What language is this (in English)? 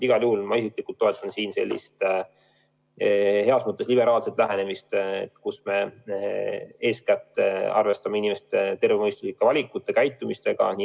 Estonian